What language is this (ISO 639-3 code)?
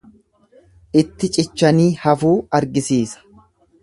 orm